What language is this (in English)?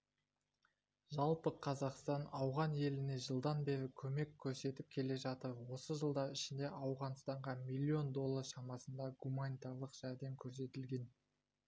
Kazakh